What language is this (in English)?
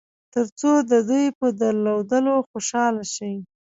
Pashto